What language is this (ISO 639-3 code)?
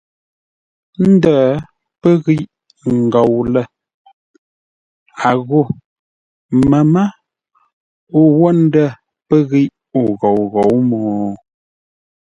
nla